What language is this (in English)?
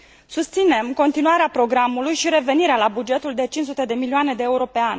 Romanian